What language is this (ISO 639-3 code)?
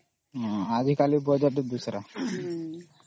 ori